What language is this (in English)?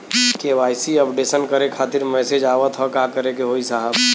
Bhojpuri